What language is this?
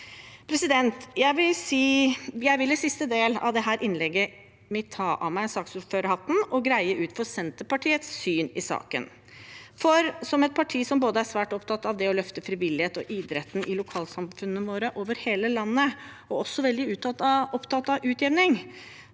Norwegian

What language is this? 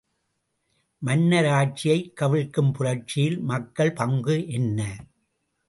Tamil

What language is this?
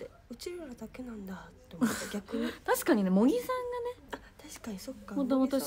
Japanese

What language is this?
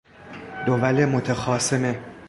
Persian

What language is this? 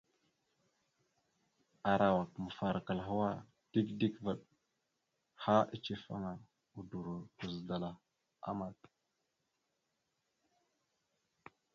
Mada (Cameroon)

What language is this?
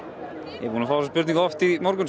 Icelandic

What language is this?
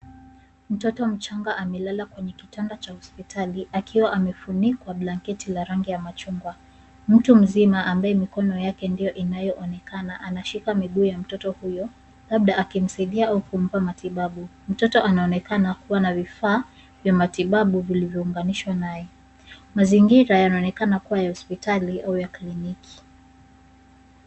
Swahili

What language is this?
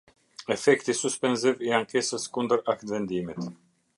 Albanian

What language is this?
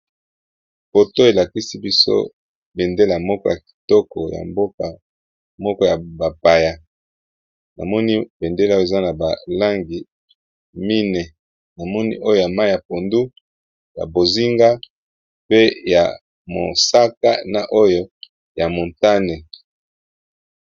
Lingala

